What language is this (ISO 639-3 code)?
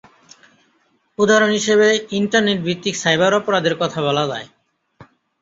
ben